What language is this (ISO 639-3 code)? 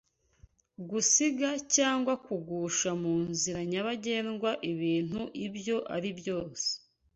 kin